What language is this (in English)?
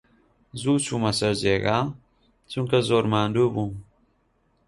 Central Kurdish